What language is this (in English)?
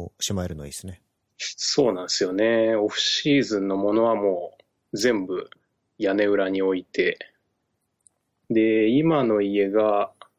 Japanese